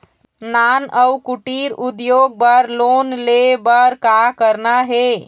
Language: Chhattisgarhi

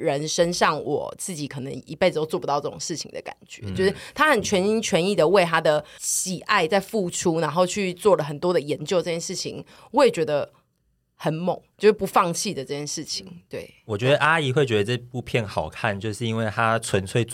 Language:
Chinese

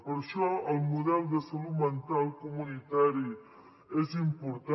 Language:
Catalan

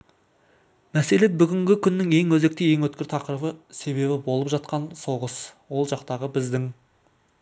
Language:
Kazakh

